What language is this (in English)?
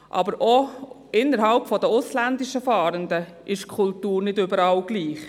Swiss German